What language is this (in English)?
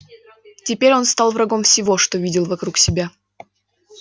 Russian